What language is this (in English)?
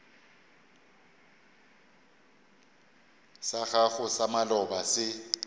Northern Sotho